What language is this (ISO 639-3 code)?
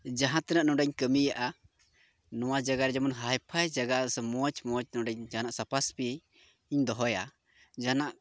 sat